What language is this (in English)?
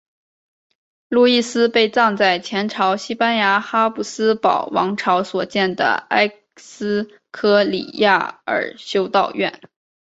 Chinese